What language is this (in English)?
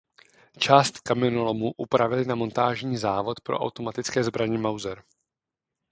Czech